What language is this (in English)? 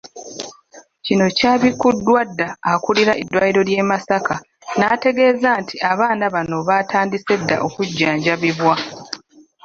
Ganda